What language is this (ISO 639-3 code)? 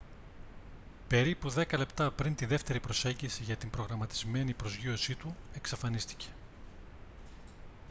ell